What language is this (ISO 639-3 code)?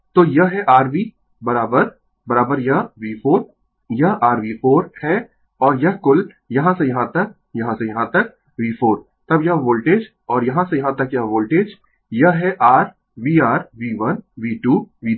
hin